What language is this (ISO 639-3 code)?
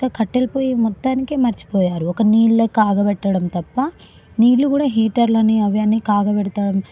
tel